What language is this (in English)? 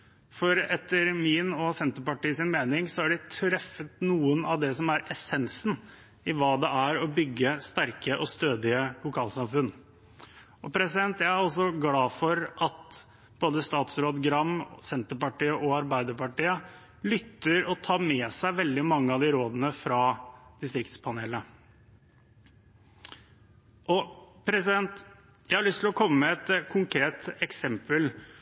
Norwegian Bokmål